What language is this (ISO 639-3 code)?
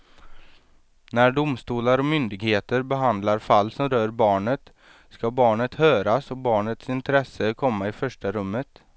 swe